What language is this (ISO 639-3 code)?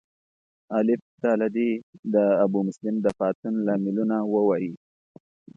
pus